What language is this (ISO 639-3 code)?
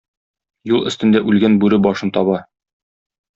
tat